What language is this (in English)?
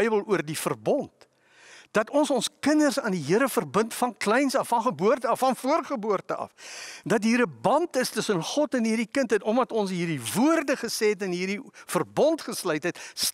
Dutch